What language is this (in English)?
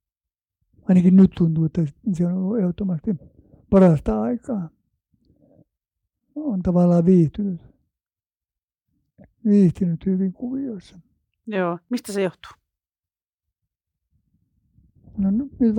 Finnish